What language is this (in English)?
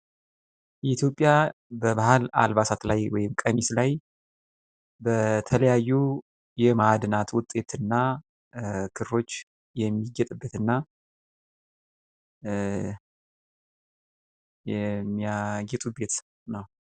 Amharic